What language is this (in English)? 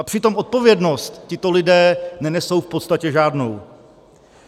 Czech